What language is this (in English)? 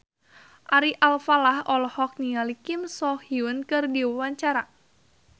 Sundanese